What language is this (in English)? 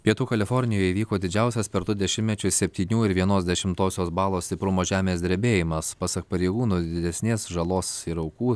Lithuanian